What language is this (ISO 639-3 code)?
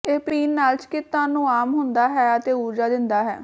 pan